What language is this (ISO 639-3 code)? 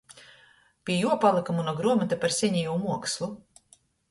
ltg